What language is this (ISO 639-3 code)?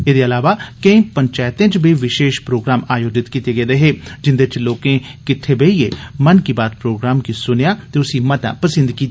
doi